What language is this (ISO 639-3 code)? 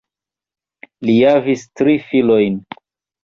epo